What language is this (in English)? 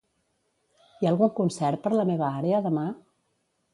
Catalan